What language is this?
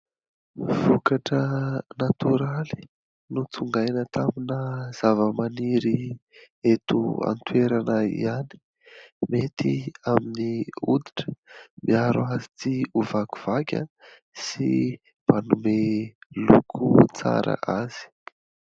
Malagasy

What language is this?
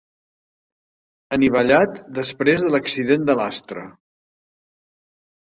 Catalan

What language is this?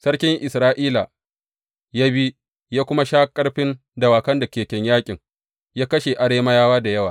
Hausa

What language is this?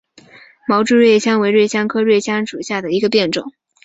Chinese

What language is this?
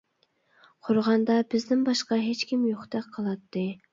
Uyghur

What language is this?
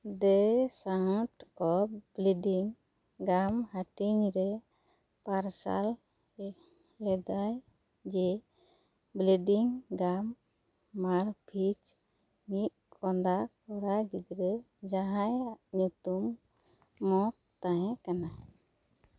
Santali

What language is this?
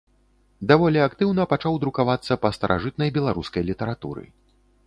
Belarusian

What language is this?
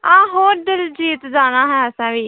Dogri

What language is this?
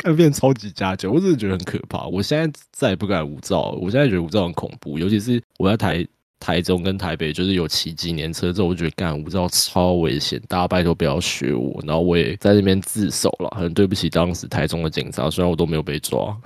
Chinese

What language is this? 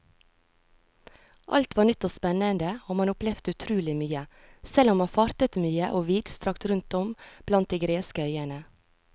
Norwegian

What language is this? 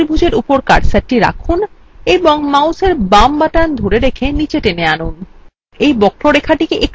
Bangla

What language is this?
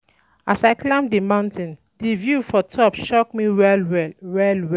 Nigerian Pidgin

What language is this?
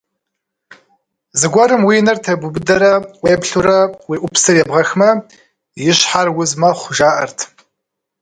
Kabardian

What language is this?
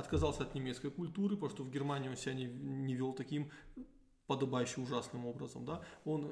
Russian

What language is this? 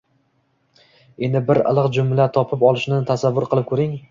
Uzbek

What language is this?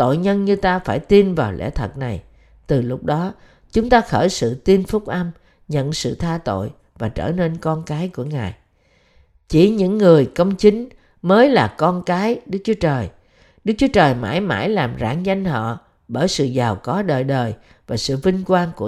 Vietnamese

